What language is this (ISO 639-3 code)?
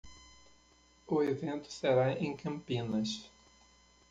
por